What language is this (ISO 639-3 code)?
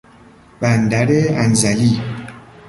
fas